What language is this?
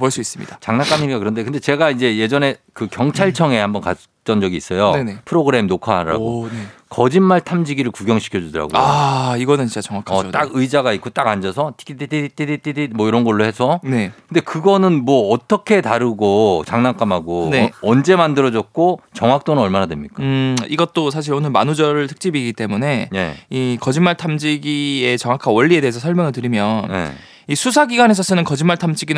Korean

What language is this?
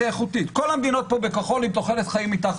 Hebrew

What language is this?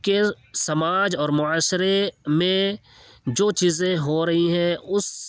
Urdu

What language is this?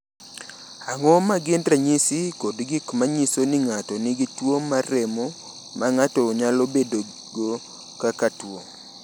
Luo (Kenya and Tanzania)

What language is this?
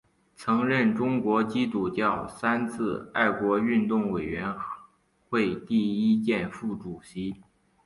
Chinese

